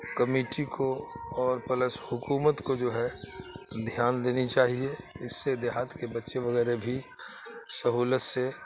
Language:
Urdu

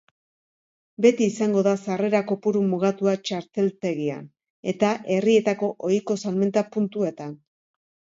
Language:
Basque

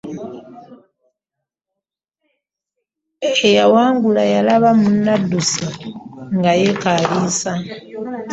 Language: Ganda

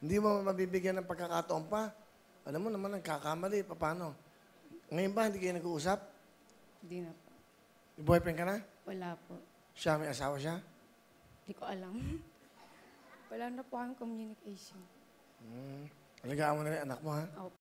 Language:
Filipino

